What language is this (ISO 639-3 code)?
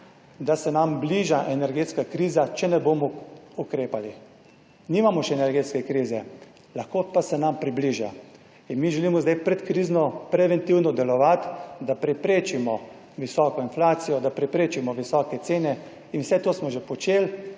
slv